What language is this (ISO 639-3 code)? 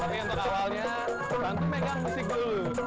ind